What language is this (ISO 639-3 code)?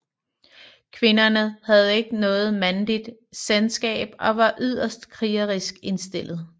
dan